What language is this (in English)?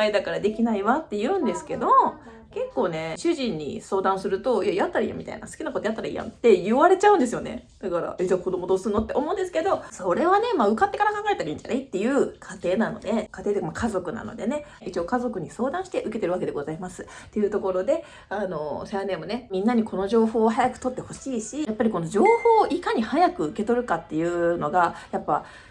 Japanese